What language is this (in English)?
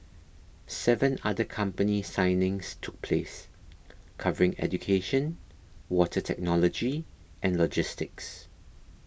English